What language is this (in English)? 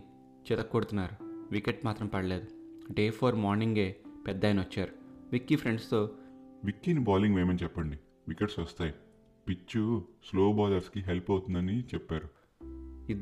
Telugu